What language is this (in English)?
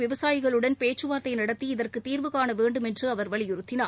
Tamil